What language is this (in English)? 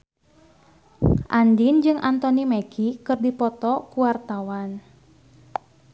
Sundanese